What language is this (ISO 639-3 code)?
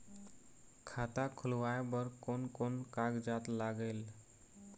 hne